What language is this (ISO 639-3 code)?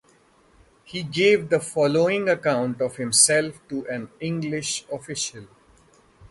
eng